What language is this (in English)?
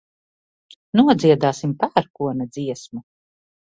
Latvian